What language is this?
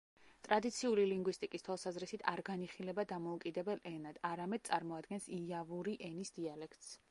Georgian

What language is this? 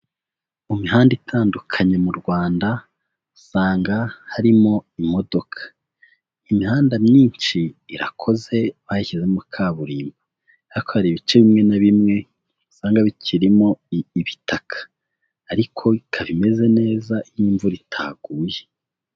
Kinyarwanda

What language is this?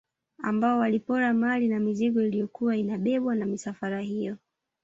Swahili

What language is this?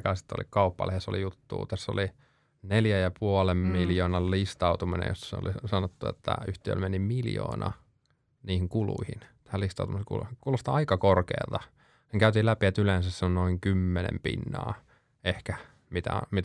Finnish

